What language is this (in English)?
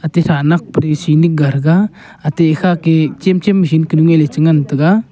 Wancho Naga